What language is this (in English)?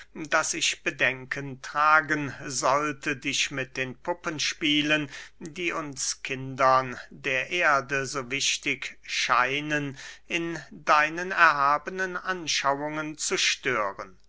German